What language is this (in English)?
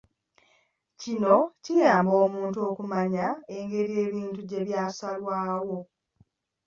Ganda